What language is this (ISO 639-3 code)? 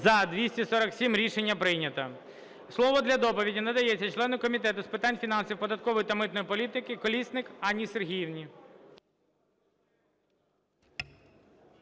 ukr